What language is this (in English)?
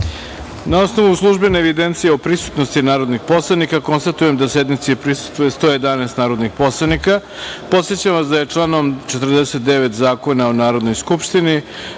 Serbian